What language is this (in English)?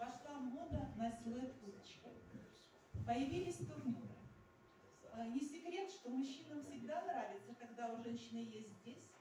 Russian